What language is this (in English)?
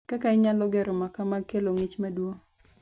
Luo (Kenya and Tanzania)